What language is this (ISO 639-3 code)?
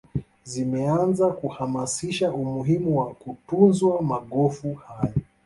swa